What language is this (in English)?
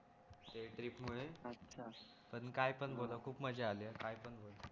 Marathi